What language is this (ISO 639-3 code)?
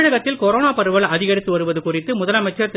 tam